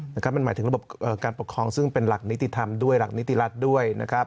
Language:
Thai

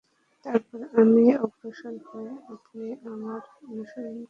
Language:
Bangla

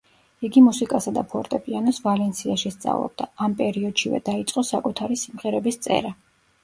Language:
Georgian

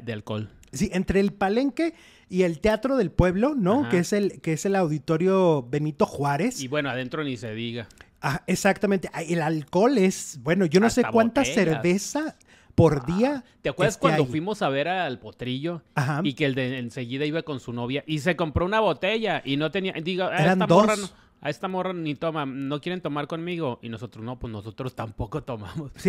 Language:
Spanish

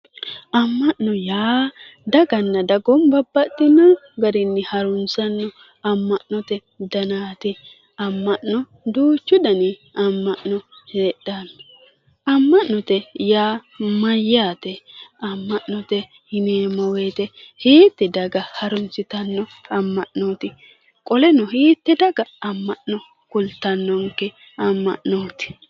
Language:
Sidamo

